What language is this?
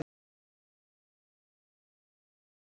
Icelandic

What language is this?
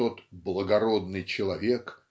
Russian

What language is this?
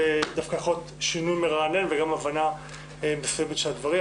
Hebrew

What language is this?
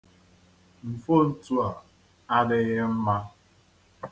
Igbo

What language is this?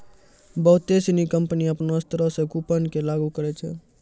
Maithili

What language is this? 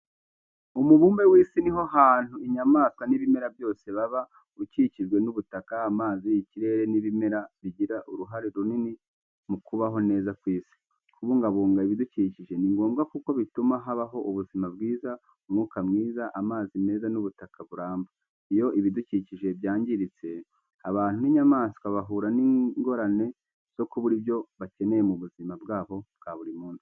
Kinyarwanda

